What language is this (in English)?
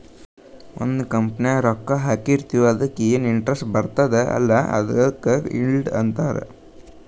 Kannada